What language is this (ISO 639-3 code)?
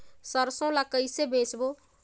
hne